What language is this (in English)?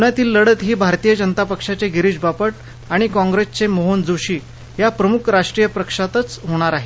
Marathi